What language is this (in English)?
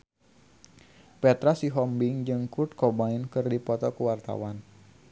Sundanese